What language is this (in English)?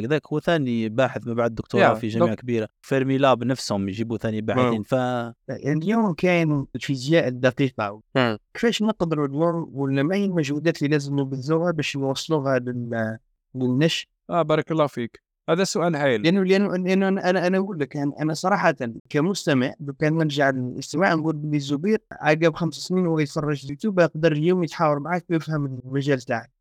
Arabic